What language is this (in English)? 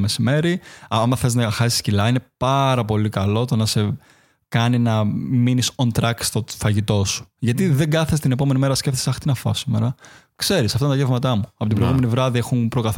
Greek